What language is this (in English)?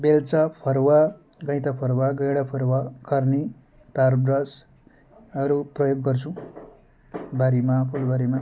Nepali